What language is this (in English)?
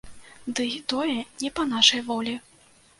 Belarusian